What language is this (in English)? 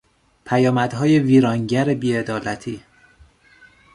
Persian